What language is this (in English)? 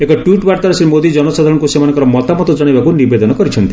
Odia